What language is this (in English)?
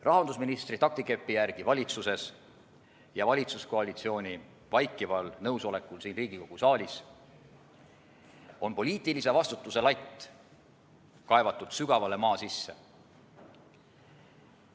Estonian